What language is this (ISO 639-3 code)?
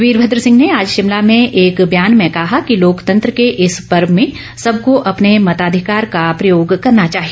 hin